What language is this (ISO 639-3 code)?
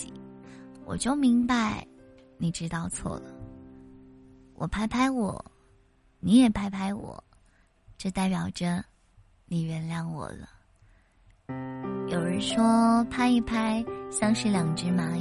zho